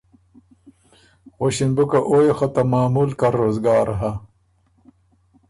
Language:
Ormuri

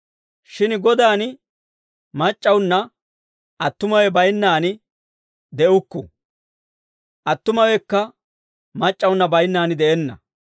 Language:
Dawro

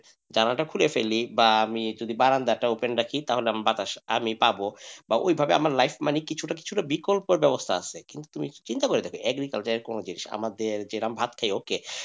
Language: Bangla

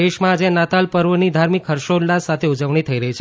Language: Gujarati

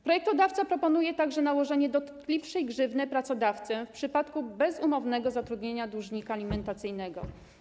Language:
Polish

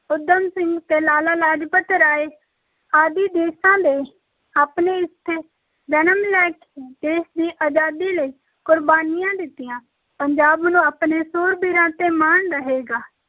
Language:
Punjabi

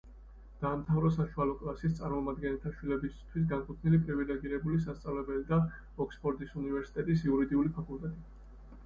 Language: Georgian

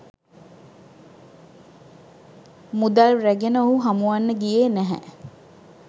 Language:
Sinhala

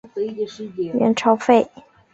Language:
Chinese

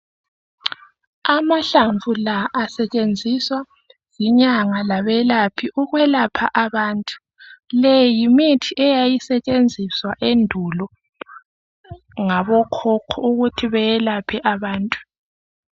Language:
North Ndebele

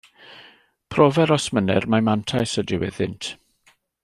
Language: Welsh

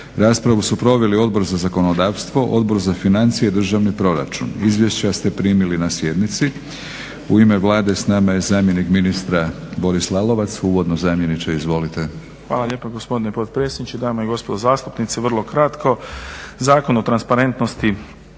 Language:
Croatian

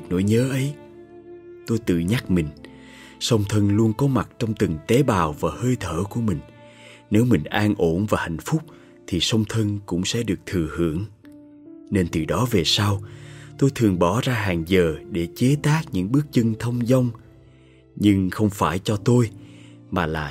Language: Vietnamese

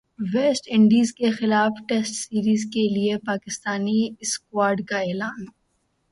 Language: Urdu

